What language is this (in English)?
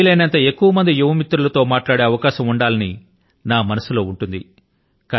Telugu